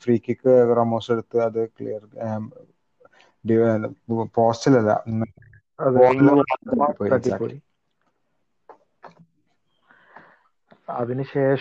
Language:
Malayalam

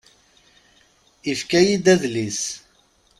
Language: Kabyle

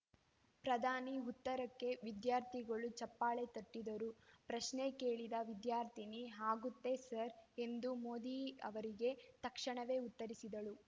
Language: Kannada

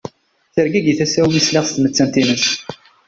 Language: Kabyle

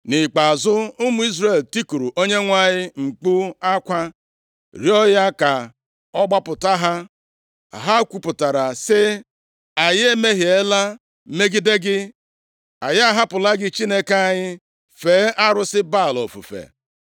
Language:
Igbo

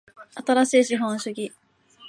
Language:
Japanese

